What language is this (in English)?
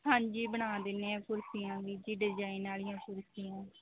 Punjabi